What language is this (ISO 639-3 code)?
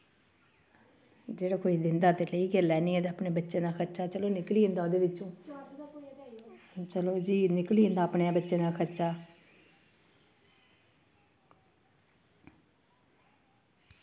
doi